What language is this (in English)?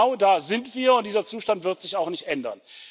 German